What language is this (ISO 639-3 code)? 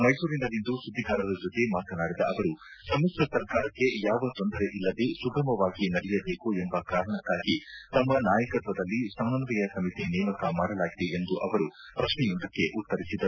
kan